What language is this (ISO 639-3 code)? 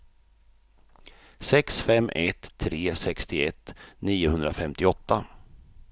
swe